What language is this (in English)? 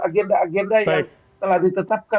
Indonesian